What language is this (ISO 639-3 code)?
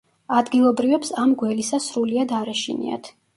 kat